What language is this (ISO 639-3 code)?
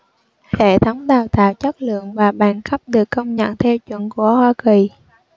vie